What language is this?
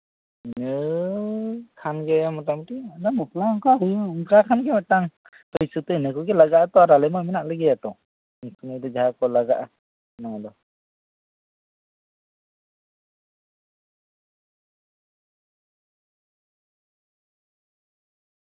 Santali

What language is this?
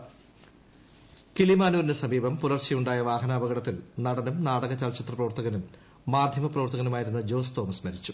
Malayalam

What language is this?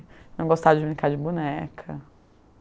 Portuguese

